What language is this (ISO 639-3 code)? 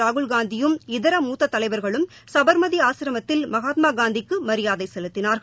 tam